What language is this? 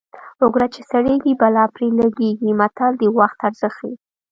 Pashto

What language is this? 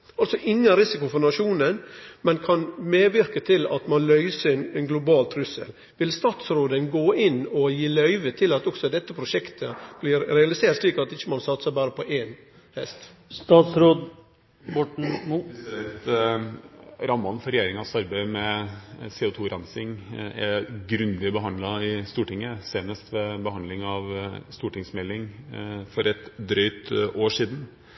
Norwegian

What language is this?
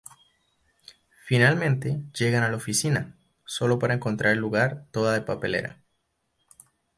Spanish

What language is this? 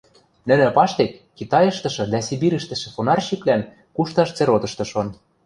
Western Mari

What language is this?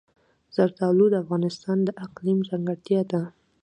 Pashto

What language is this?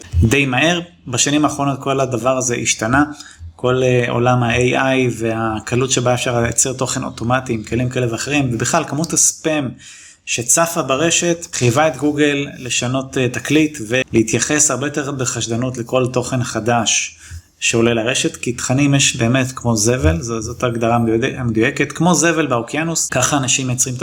Hebrew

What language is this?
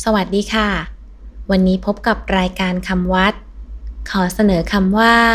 Thai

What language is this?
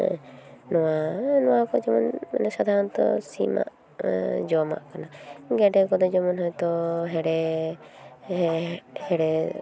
Santali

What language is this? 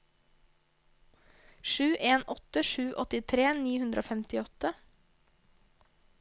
Norwegian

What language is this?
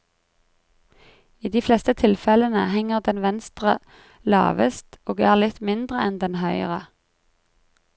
Norwegian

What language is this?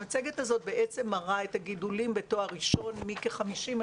Hebrew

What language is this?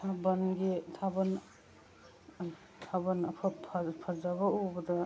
Manipuri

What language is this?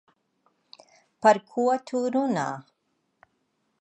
Latvian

